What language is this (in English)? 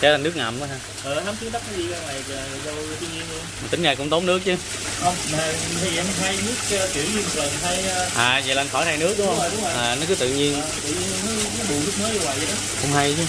Vietnamese